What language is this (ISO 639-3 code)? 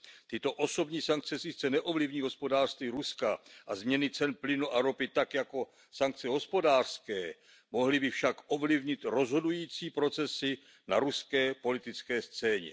ces